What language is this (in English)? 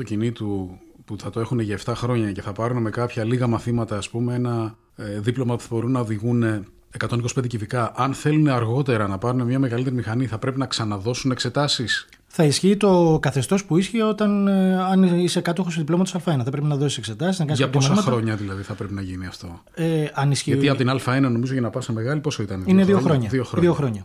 Greek